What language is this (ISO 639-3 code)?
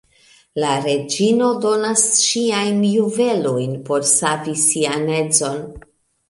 epo